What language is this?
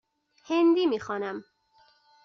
Persian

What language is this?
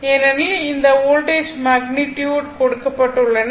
Tamil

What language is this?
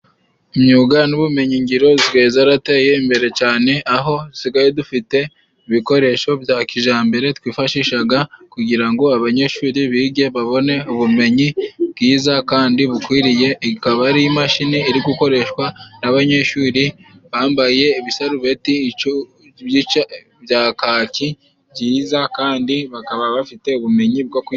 Kinyarwanda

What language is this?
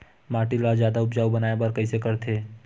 Chhattisgarhi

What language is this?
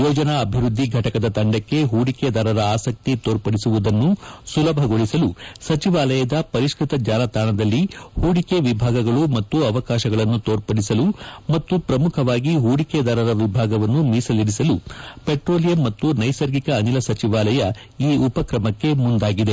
Kannada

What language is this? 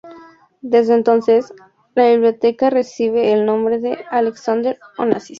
Spanish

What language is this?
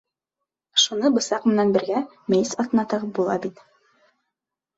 Bashkir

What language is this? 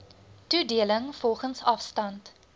Afrikaans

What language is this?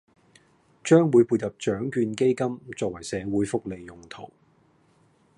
Cantonese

